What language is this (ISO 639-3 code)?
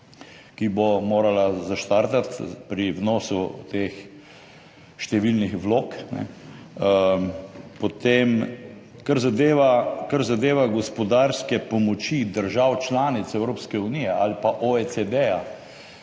slv